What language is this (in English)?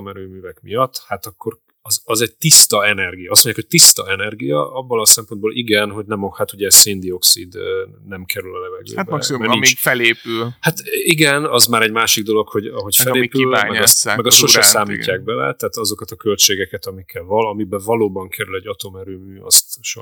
Hungarian